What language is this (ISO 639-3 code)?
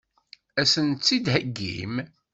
kab